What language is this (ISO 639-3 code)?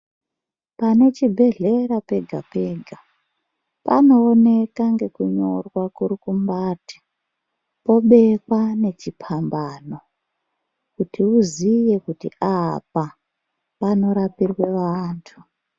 ndc